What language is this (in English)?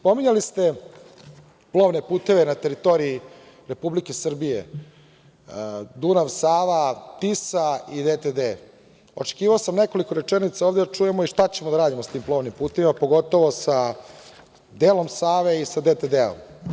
Serbian